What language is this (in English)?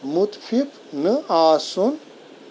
Kashmiri